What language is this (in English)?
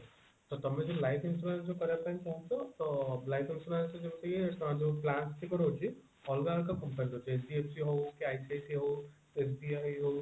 Odia